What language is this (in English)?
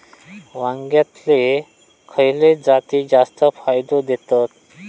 Marathi